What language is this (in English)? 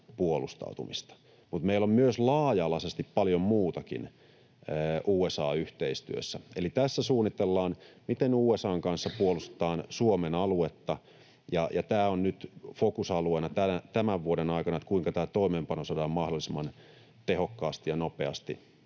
Finnish